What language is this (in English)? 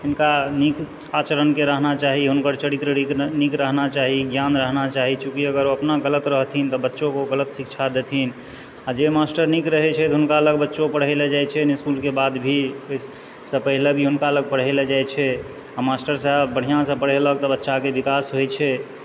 Maithili